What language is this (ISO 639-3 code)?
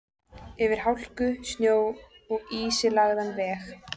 isl